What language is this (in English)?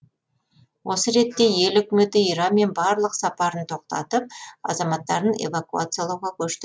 Kazakh